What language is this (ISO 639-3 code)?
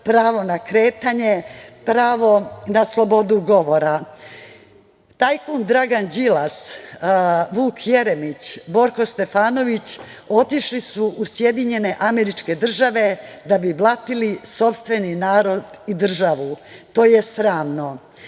srp